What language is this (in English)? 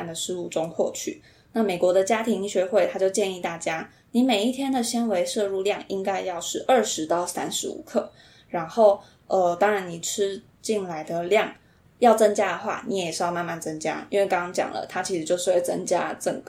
Chinese